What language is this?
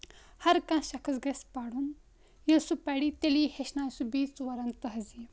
Kashmiri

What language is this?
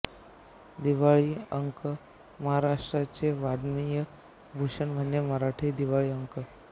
Marathi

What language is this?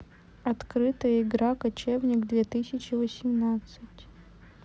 Russian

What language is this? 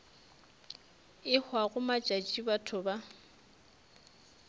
Northern Sotho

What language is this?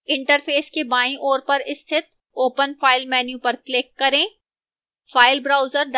Hindi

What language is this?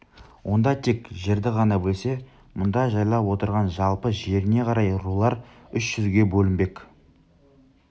Kazakh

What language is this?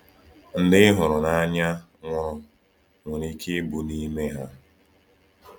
Igbo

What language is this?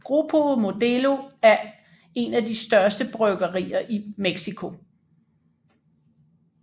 Danish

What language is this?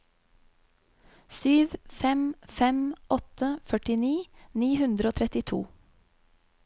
Norwegian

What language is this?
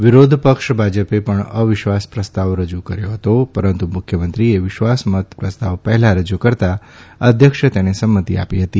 Gujarati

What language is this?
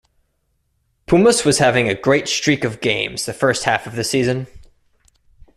English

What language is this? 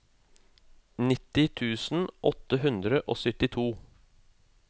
Norwegian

